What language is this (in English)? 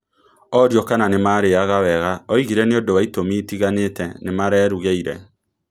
Kikuyu